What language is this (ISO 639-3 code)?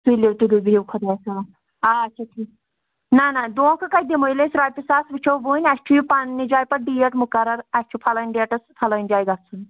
kas